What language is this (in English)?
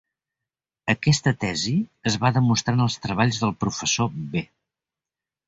Catalan